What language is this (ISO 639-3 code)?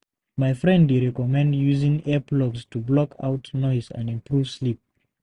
pcm